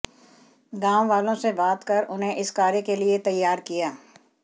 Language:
Hindi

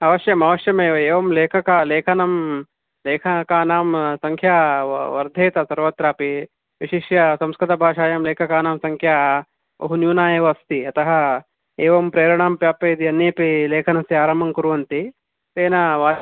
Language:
Sanskrit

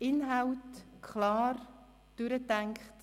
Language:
Swiss German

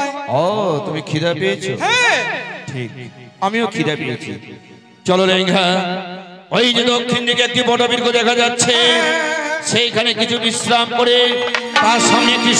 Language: Thai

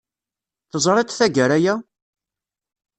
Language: Kabyle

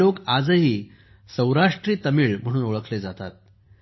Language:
Marathi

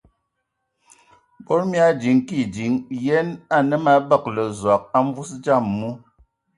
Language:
Ewondo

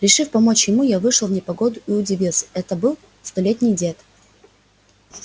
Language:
Russian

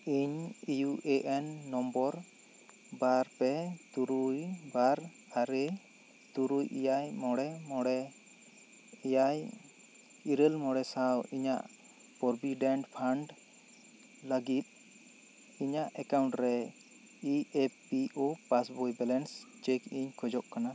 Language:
Santali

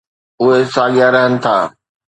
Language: Sindhi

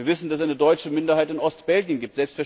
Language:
German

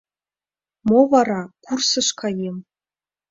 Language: Mari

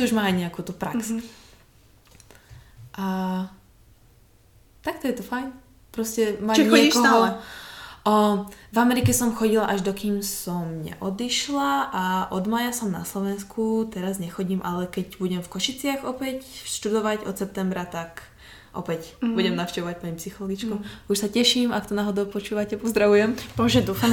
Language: Slovak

